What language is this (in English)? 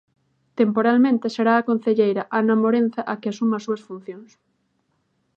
Galician